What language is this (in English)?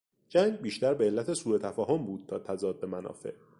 Persian